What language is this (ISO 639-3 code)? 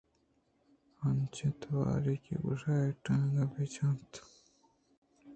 bgp